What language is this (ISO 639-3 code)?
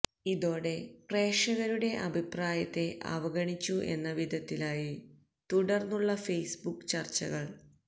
mal